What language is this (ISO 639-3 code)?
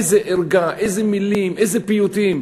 heb